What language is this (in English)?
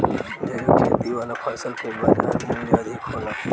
Bhojpuri